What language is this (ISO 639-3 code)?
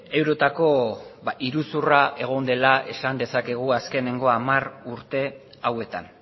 eus